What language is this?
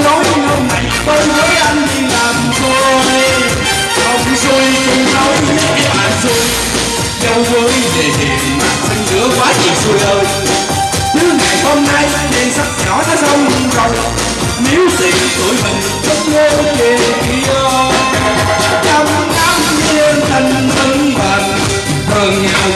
Vietnamese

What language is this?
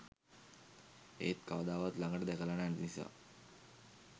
Sinhala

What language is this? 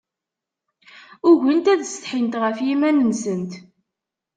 Kabyle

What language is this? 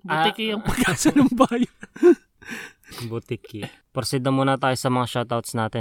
Filipino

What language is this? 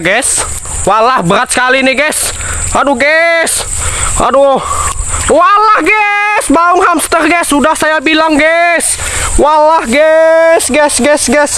Indonesian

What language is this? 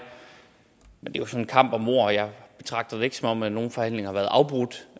Danish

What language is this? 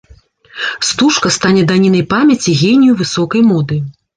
Belarusian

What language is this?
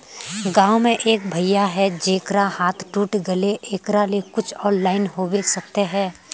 Magahi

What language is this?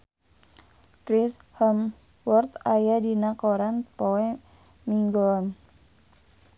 Sundanese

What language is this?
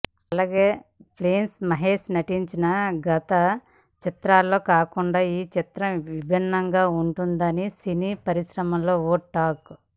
Telugu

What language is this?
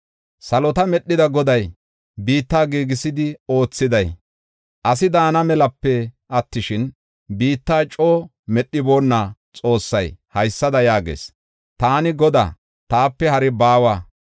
Gofa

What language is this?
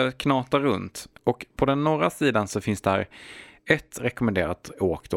Swedish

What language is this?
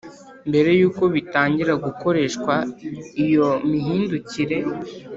Kinyarwanda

